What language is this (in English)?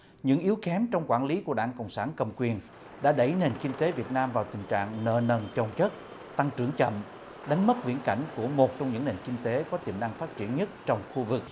Vietnamese